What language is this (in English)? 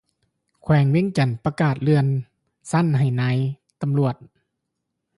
Lao